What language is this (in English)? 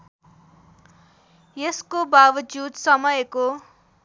Nepali